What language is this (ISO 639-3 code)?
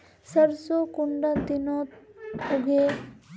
mag